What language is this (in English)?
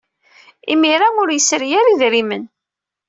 Kabyle